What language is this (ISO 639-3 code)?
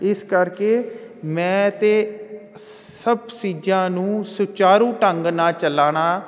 pan